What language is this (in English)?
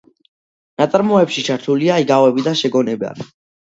Georgian